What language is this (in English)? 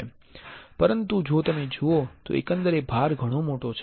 Gujarati